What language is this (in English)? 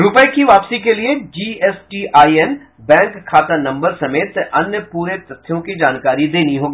Hindi